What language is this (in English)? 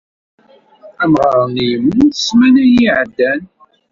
Kabyle